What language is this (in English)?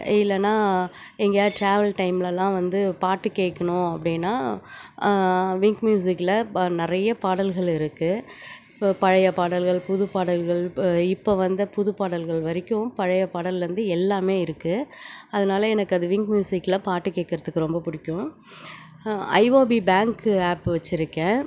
Tamil